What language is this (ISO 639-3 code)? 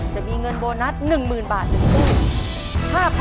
tha